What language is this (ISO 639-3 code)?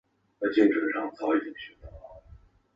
zho